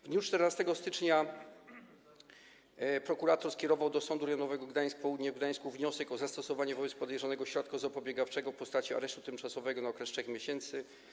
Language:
Polish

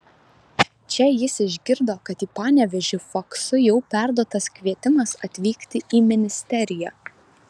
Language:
Lithuanian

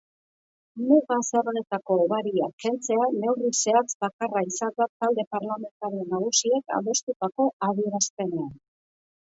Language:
Basque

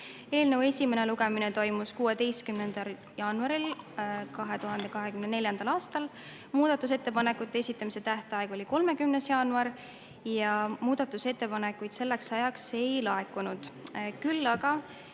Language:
Estonian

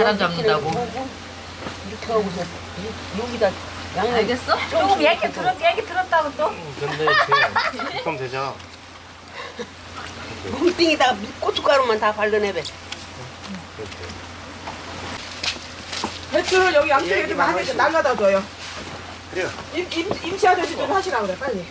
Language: Korean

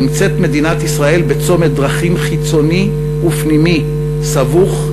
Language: Hebrew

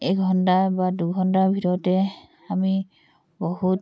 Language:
Assamese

